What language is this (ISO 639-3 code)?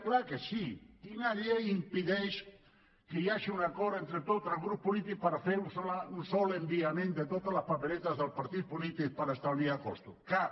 cat